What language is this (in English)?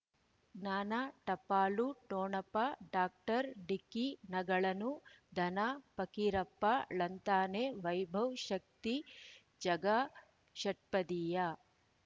Kannada